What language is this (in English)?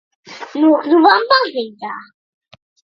Latvian